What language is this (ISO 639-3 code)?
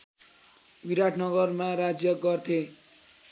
nep